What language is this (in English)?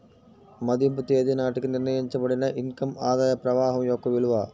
Telugu